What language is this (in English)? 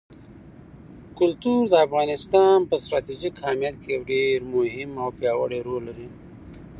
Pashto